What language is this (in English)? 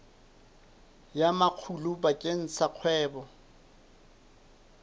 Southern Sotho